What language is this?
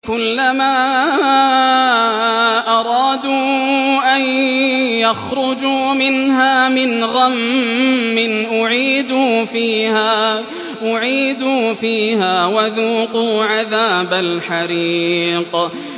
Arabic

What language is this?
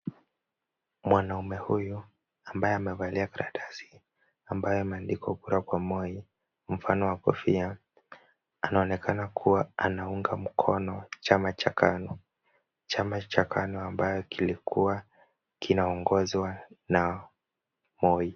Swahili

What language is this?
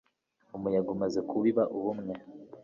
Kinyarwanda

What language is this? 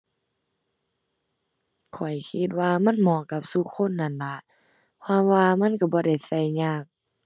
Thai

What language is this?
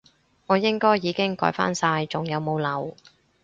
Cantonese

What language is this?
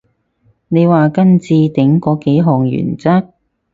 Cantonese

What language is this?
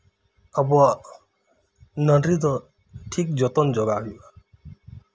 Santali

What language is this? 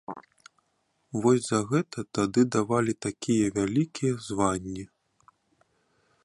Belarusian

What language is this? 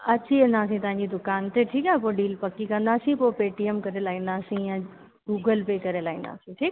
Sindhi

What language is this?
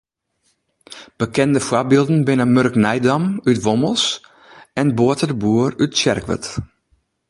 Western Frisian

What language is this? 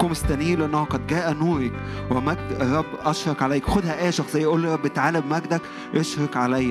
Arabic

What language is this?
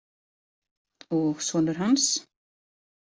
Icelandic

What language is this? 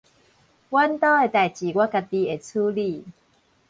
Min Nan Chinese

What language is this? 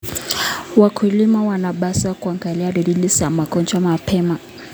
Kalenjin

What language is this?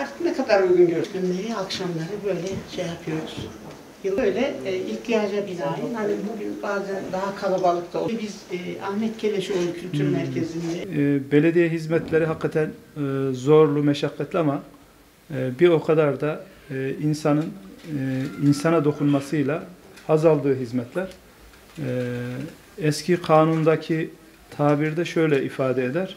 Turkish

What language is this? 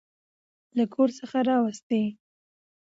Pashto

